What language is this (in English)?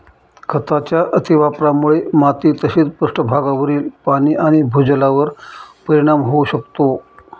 Marathi